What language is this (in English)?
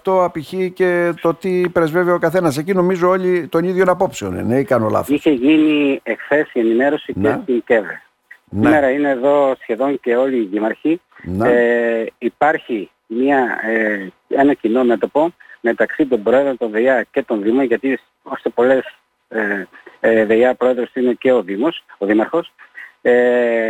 Greek